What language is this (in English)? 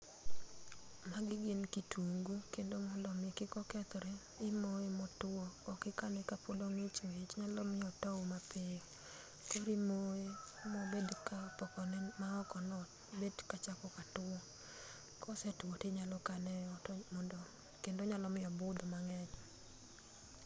Luo (Kenya and Tanzania)